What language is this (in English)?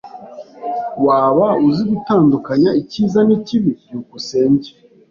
Kinyarwanda